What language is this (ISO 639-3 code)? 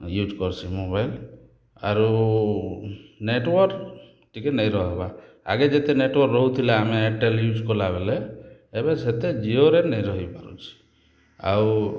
ori